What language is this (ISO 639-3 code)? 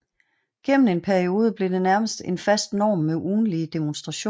dan